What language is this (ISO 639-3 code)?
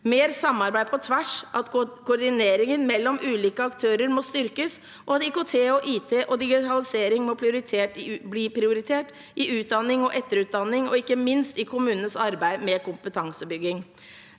nor